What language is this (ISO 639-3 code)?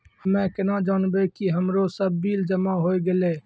mai